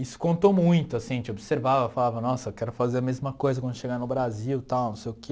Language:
Portuguese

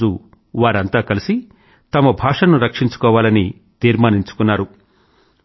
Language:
Telugu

